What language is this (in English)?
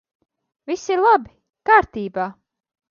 Latvian